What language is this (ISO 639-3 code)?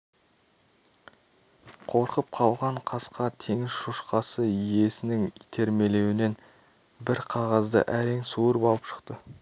kaz